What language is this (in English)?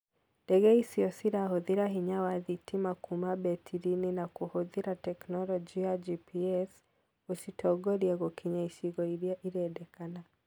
Kikuyu